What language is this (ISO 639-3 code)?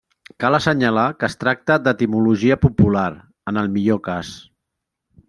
cat